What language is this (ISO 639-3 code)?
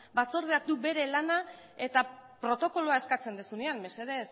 eus